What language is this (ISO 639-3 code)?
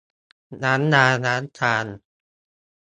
tha